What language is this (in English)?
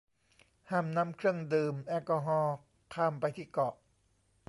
Thai